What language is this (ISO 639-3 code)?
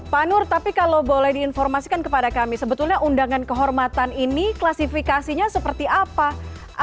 ind